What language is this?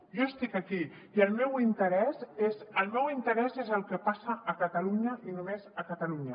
Catalan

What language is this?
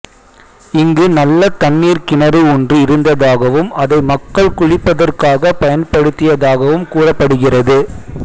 Tamil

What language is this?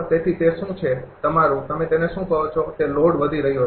Gujarati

